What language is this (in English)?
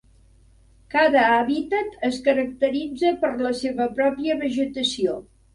Catalan